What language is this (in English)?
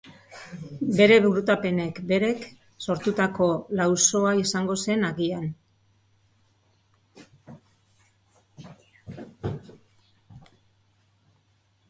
Basque